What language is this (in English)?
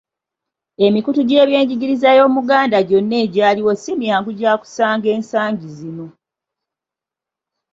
Ganda